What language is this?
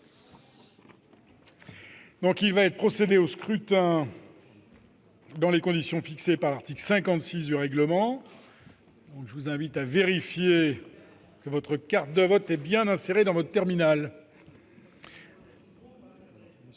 French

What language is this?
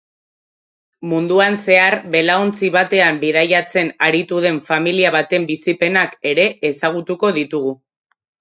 Basque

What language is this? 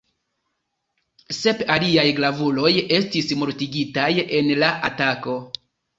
Esperanto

